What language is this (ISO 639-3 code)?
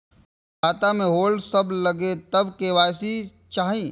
mai